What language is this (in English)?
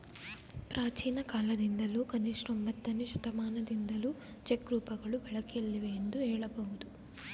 Kannada